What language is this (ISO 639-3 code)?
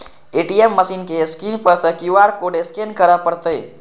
mai